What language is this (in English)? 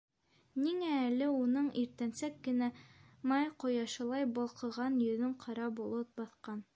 Bashkir